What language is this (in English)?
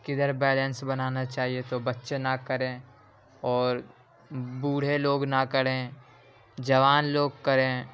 Urdu